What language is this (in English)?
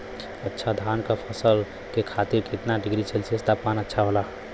Bhojpuri